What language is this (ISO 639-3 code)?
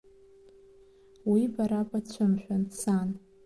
abk